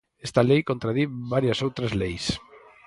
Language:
Galician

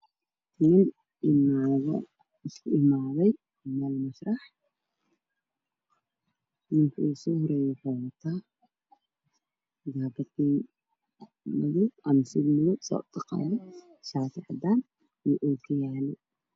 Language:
Somali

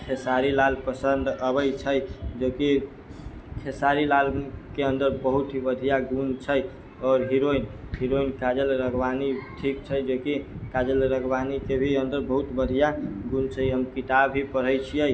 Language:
Maithili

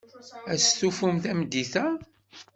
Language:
Kabyle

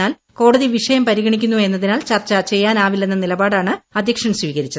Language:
Malayalam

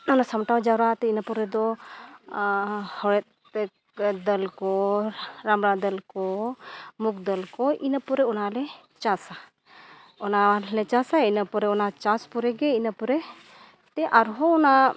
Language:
Santali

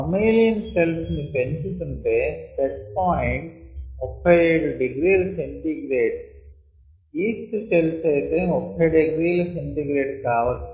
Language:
Telugu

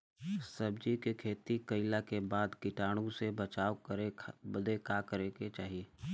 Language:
Bhojpuri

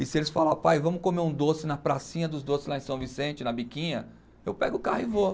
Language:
Portuguese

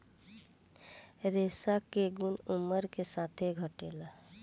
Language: Bhojpuri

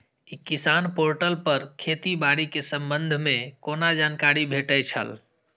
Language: Maithili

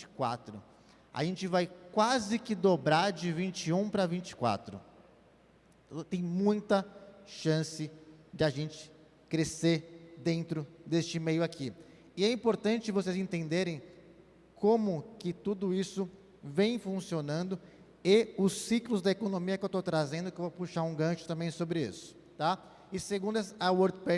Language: Portuguese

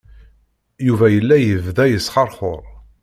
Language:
Kabyle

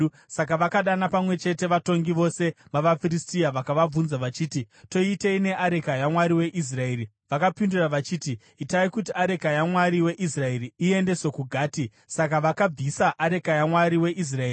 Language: Shona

